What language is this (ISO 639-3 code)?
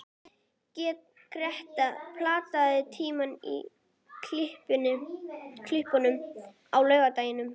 isl